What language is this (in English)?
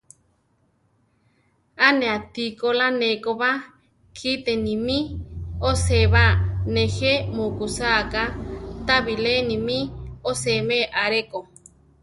Central Tarahumara